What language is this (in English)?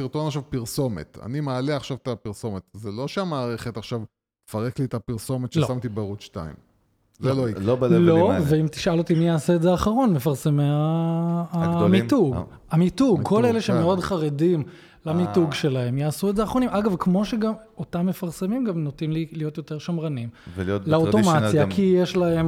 Hebrew